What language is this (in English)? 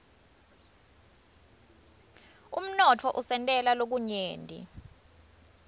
Swati